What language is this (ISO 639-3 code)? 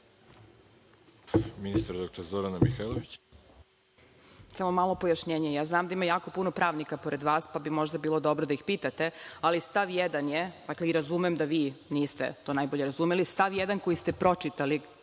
srp